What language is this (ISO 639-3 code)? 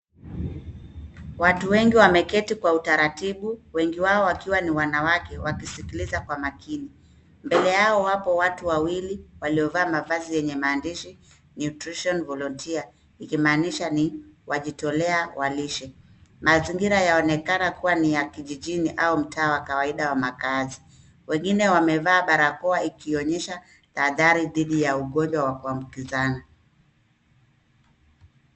swa